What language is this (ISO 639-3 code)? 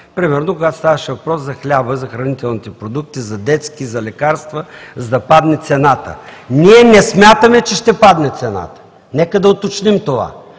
bul